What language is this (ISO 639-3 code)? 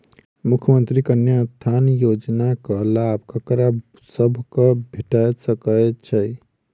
mai